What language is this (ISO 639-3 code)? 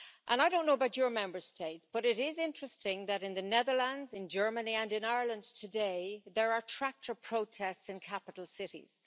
eng